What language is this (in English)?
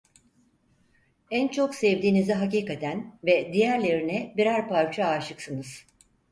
Turkish